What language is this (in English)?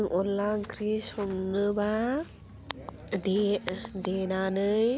Bodo